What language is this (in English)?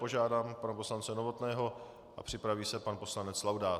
Czech